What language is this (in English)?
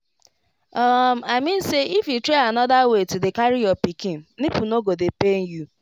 Nigerian Pidgin